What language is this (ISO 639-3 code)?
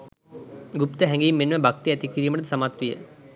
sin